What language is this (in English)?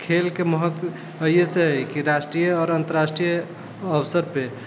Maithili